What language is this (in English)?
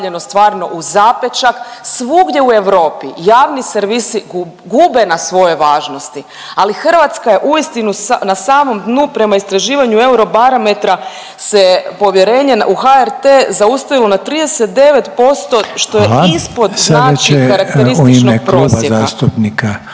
Croatian